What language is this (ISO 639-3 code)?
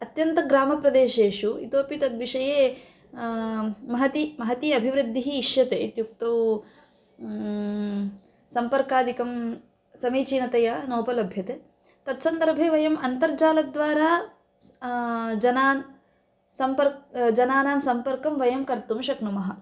san